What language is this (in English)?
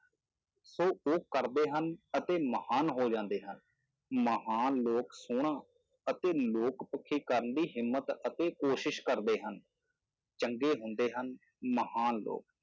Punjabi